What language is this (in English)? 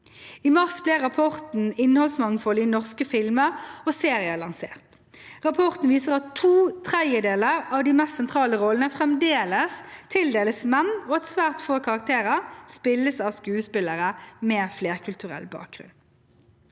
Norwegian